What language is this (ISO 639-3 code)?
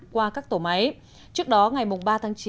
vie